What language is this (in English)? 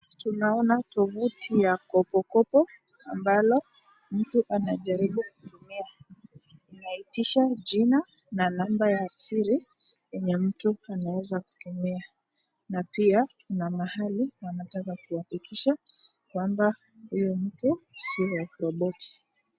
Swahili